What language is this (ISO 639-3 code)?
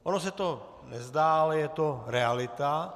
ces